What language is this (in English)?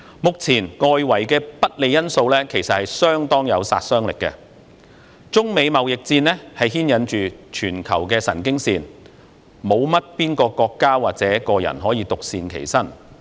Cantonese